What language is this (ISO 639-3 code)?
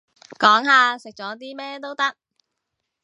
yue